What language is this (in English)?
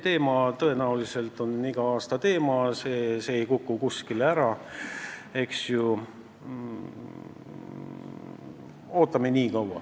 Estonian